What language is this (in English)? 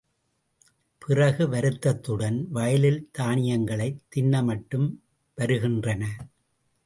Tamil